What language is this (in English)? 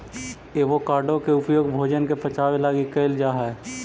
Magahi